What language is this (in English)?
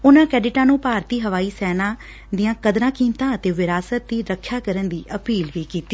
Punjabi